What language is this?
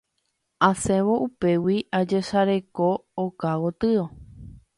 Guarani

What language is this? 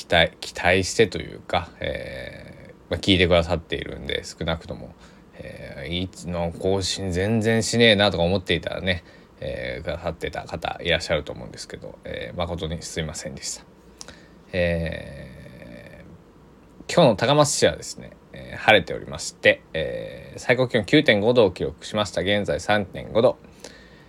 Japanese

